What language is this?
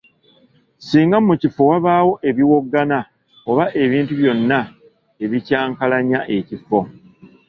Ganda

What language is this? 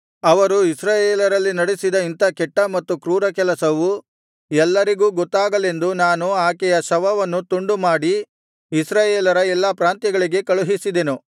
Kannada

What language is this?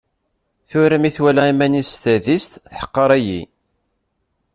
Kabyle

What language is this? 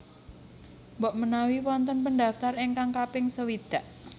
Javanese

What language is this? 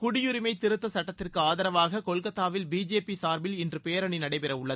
Tamil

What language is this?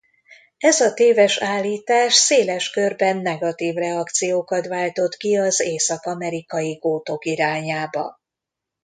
Hungarian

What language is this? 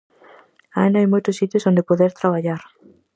Galician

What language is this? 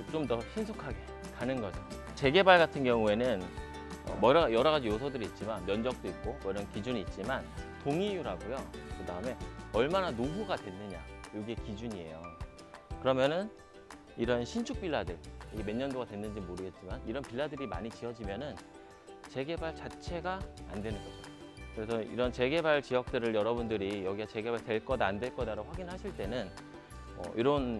Korean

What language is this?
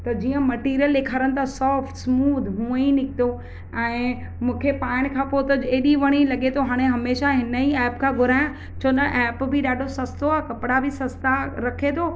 Sindhi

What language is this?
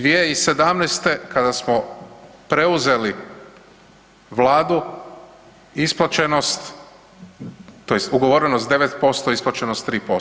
Croatian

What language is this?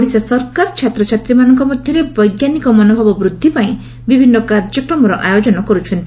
Odia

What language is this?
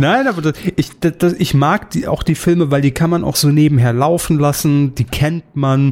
German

